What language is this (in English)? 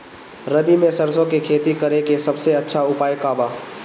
Bhojpuri